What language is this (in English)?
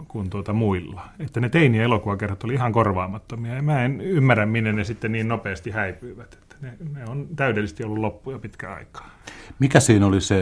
Finnish